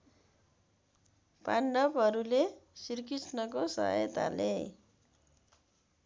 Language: Nepali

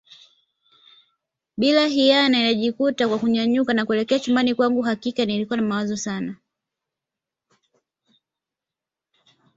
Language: Swahili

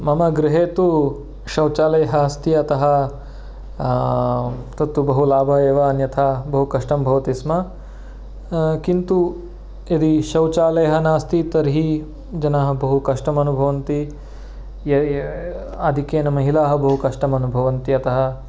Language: Sanskrit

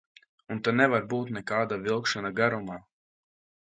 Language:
Latvian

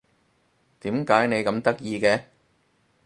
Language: Cantonese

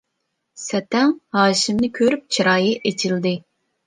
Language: Uyghur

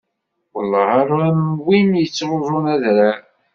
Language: Kabyle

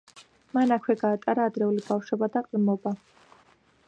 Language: Georgian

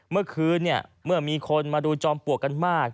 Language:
Thai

